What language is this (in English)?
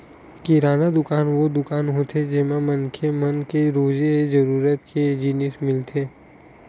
Chhattisgarhi